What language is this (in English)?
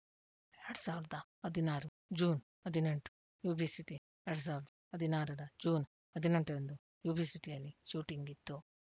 Kannada